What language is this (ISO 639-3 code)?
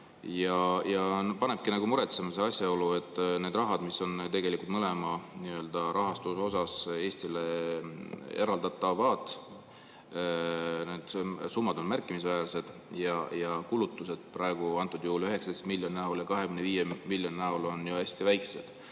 est